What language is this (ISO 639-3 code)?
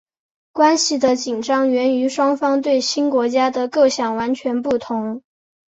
zho